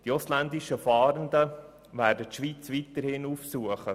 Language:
Swiss German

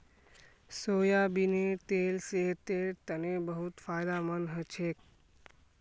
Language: Magahi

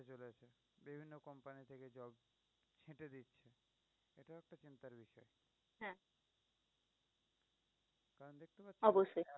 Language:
Bangla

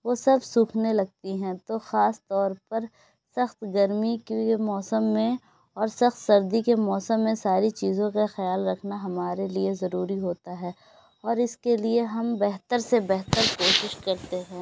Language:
Urdu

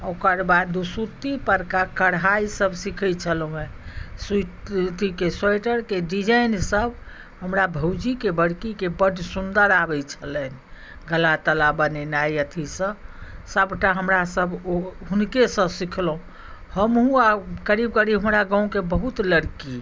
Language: Maithili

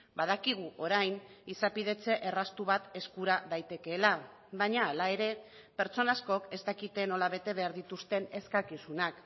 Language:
Basque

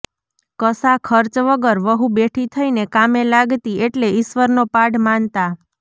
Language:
Gujarati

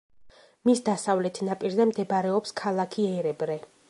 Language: Georgian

